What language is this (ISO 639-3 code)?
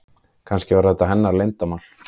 isl